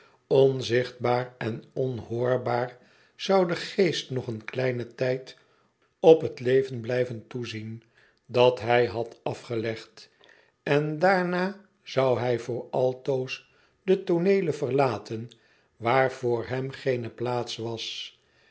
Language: Dutch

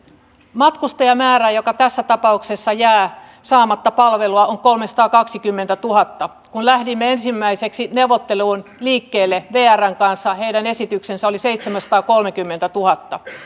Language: Finnish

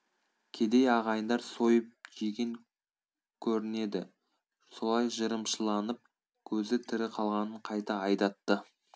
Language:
Kazakh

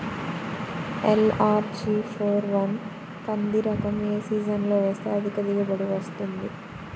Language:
Telugu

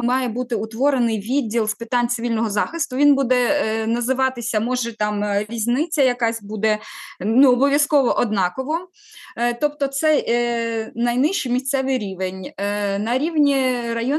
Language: Ukrainian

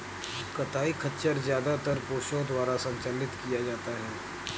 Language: Hindi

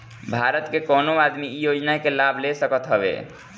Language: Bhojpuri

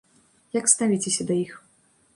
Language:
Belarusian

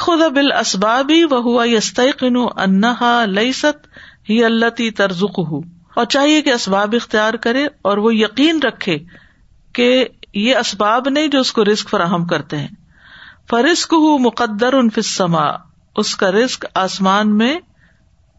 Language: Urdu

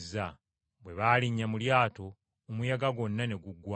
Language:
Ganda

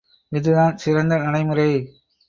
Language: Tamil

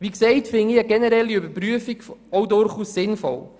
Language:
Swiss German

